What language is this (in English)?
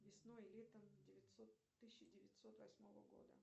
Russian